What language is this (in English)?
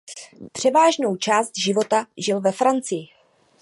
Czech